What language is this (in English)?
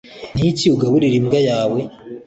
Kinyarwanda